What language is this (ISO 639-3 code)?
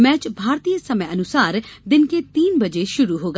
hin